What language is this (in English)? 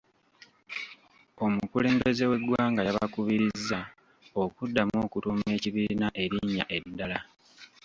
Ganda